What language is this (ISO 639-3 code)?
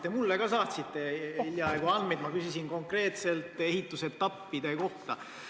est